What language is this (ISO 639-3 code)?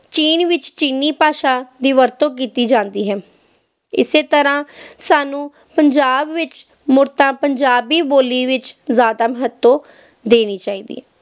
pan